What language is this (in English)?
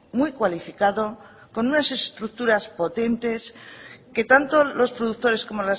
Spanish